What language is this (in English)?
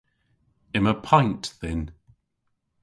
Cornish